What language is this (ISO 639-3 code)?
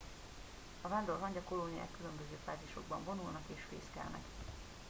hun